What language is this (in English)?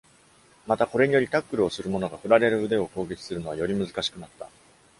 Japanese